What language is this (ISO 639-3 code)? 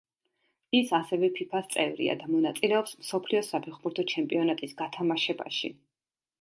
kat